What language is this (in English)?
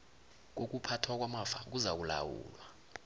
South Ndebele